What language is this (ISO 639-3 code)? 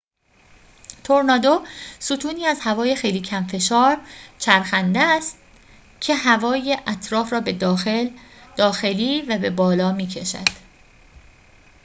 fas